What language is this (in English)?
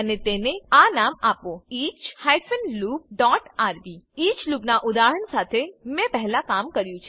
Gujarati